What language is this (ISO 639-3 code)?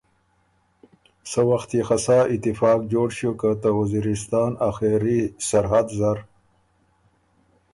oru